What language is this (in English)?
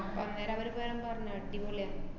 Malayalam